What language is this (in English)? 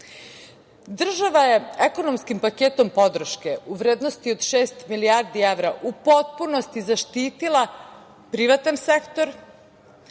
Serbian